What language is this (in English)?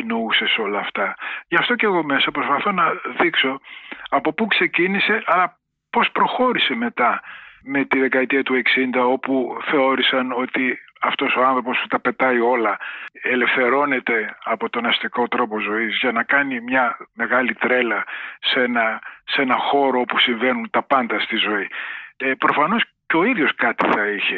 Greek